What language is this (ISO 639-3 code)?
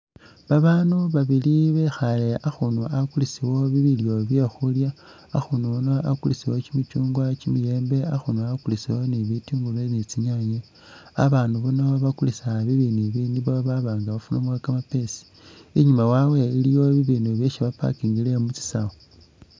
myx